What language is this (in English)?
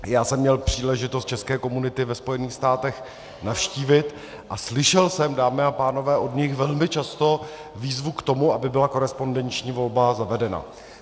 Czech